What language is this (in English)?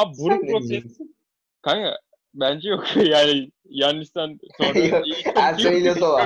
Turkish